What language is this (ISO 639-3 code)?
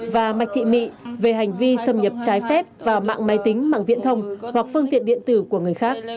vie